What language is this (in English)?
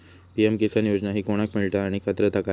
Marathi